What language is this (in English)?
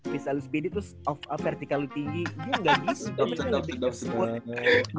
Indonesian